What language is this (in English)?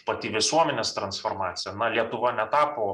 Lithuanian